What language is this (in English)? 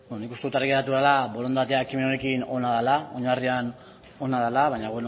Basque